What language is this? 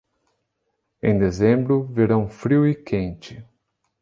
Portuguese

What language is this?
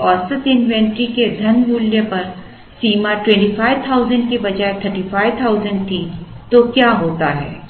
Hindi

